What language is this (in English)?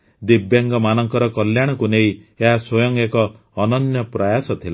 Odia